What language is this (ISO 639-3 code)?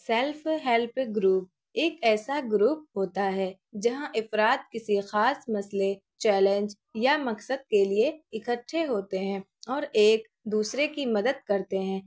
urd